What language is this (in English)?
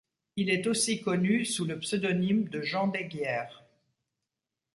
French